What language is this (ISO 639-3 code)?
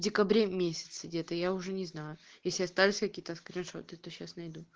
rus